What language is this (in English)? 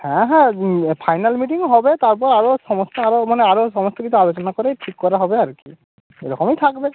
Bangla